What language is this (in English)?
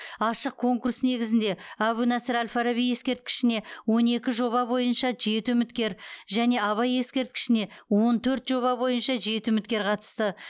Kazakh